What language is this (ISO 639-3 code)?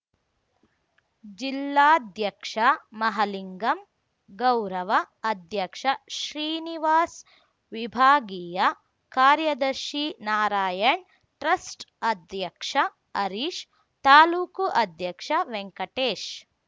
kan